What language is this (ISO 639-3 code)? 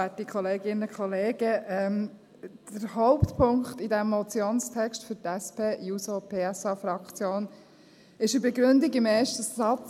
gsw